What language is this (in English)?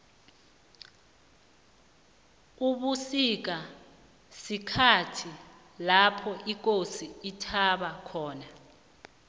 South Ndebele